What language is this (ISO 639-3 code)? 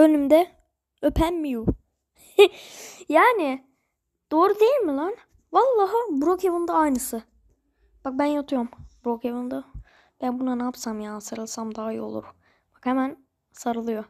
tur